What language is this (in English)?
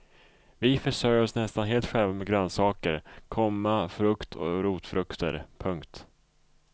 Swedish